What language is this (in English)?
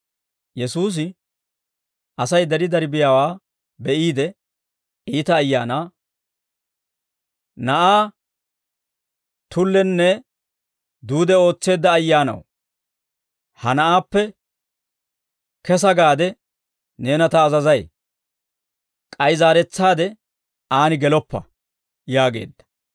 Dawro